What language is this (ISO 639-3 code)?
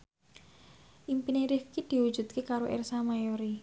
jav